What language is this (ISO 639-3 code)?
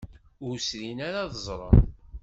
kab